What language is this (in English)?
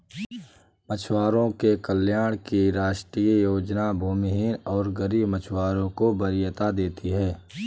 Hindi